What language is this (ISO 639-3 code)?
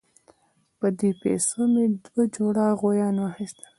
pus